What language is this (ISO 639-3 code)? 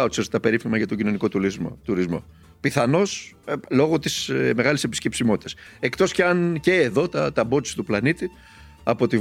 ell